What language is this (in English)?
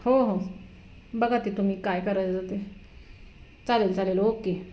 Marathi